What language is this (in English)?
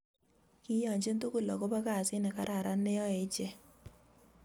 Kalenjin